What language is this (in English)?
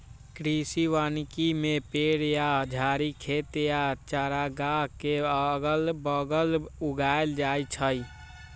Magahi